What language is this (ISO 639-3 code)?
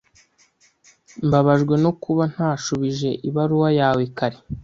kin